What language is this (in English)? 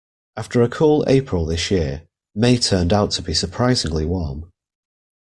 English